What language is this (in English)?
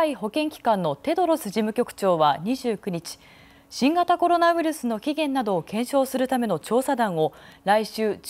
Japanese